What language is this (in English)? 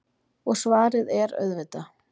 Icelandic